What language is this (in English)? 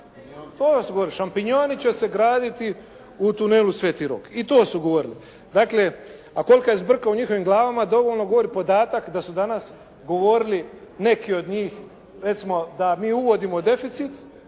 Croatian